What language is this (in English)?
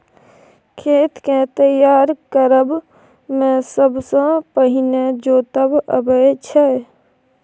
Maithili